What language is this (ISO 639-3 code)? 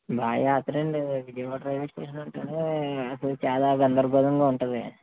tel